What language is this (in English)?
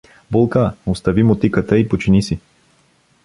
Bulgarian